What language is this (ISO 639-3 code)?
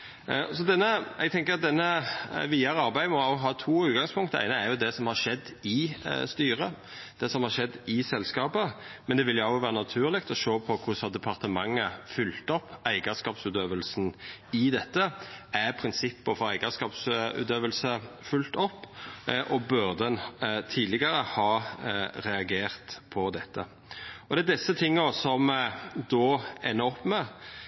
nno